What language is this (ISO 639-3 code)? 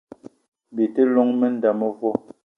eto